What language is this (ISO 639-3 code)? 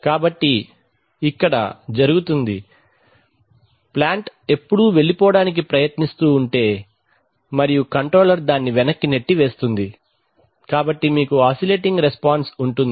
tel